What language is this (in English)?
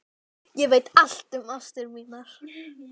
Icelandic